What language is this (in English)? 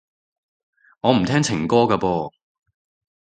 Cantonese